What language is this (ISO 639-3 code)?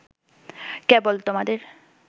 ben